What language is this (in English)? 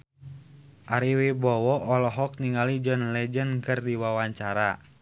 Sundanese